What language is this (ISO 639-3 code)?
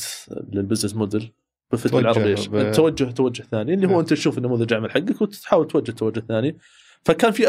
ara